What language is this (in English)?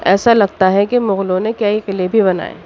Urdu